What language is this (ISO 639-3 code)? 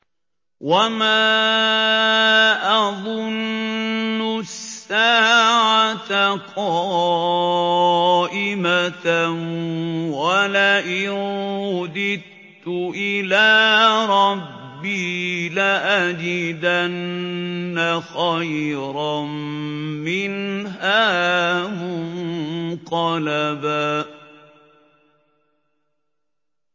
ara